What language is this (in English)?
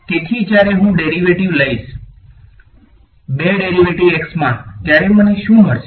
Gujarati